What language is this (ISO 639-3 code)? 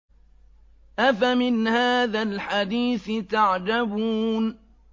ara